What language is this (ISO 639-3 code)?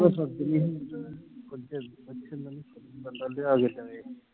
pan